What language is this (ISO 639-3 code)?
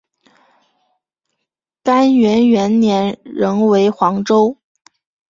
zho